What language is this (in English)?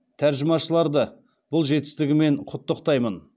Kazakh